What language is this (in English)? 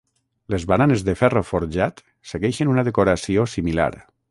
Catalan